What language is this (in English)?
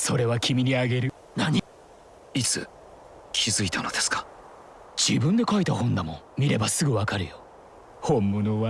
Japanese